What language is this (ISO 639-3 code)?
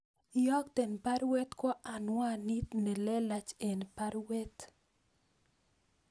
kln